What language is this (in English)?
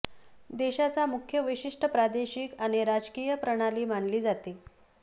Marathi